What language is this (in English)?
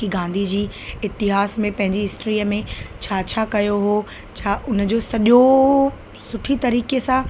Sindhi